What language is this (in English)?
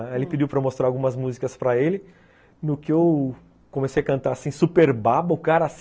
Portuguese